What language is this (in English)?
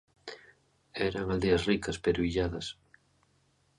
Galician